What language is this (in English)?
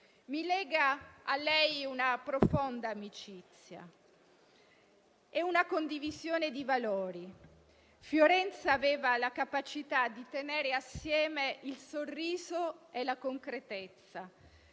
Italian